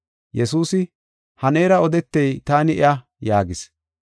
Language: Gofa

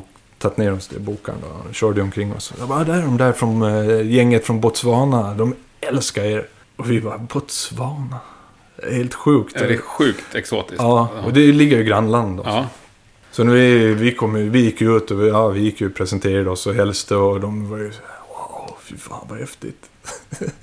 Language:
Swedish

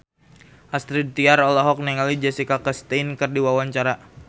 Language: Sundanese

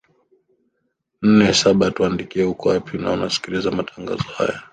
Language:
Swahili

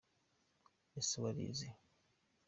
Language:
Kinyarwanda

